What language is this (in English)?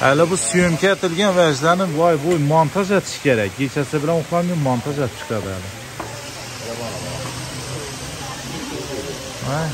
Turkish